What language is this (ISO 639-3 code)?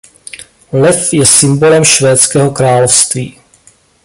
ces